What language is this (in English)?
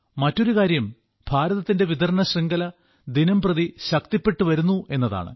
Malayalam